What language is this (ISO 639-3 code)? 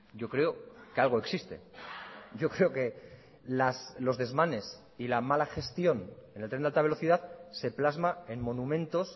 spa